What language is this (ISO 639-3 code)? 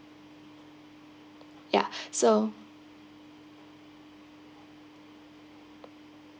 eng